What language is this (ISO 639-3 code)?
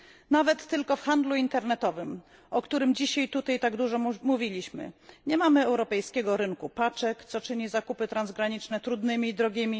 pol